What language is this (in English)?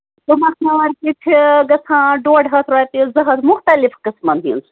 Kashmiri